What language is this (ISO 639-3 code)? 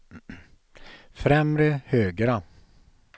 swe